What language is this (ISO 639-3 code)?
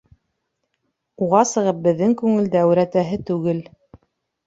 bak